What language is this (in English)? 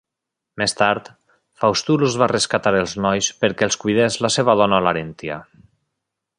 Catalan